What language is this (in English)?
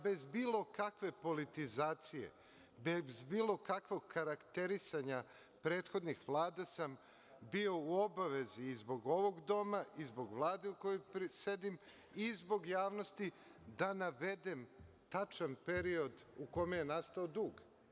Serbian